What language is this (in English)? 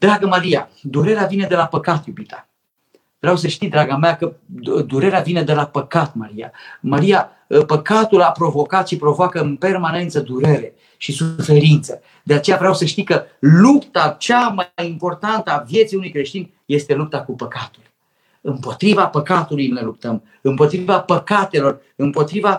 Romanian